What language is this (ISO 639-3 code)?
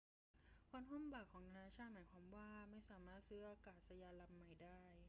tha